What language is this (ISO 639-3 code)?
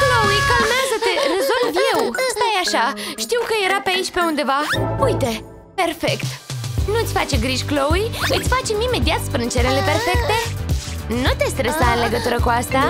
ron